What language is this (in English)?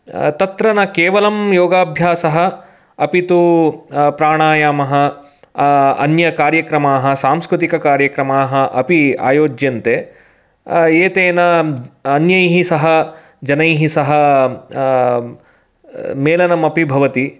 Sanskrit